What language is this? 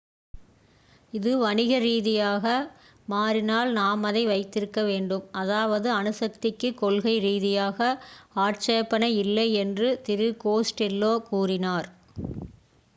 Tamil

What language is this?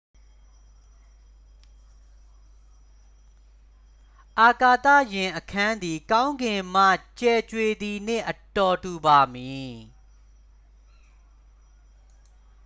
Burmese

